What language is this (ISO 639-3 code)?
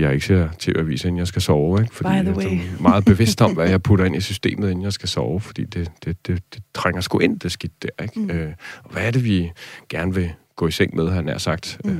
dan